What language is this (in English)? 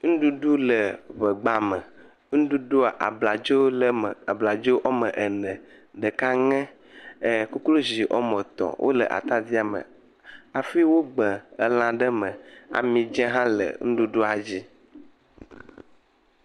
Ewe